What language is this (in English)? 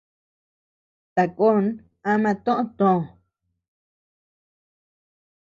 Tepeuxila Cuicatec